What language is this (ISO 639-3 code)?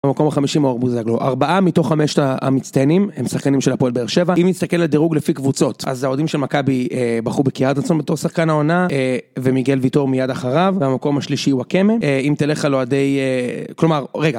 heb